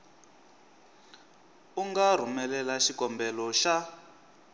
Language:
Tsonga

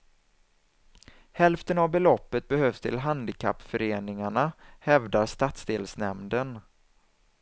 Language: Swedish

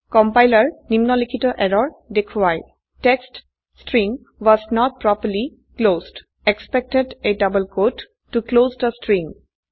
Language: Assamese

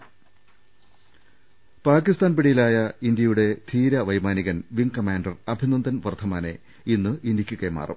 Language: Malayalam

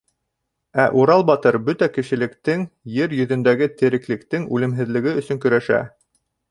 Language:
Bashkir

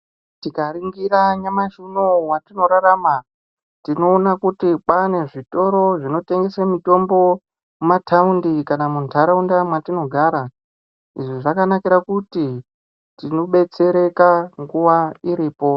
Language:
Ndau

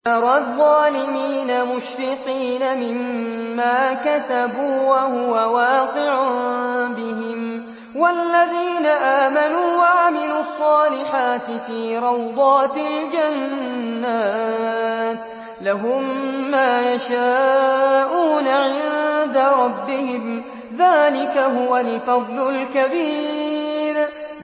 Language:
Arabic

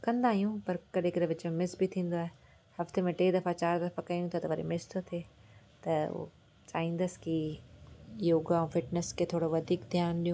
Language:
Sindhi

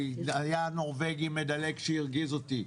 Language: Hebrew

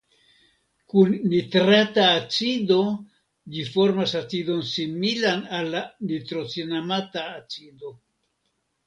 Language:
Esperanto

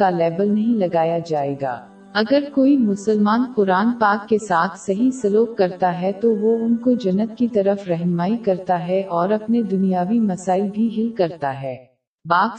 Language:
Urdu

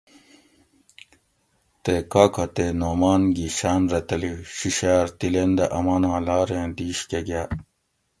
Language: Gawri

